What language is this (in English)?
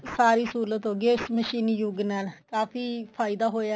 Punjabi